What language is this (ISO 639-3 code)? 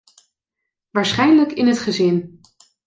nld